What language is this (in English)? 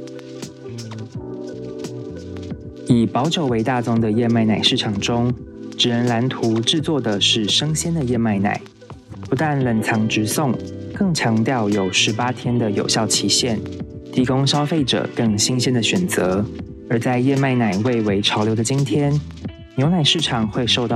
Chinese